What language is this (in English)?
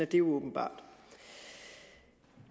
Danish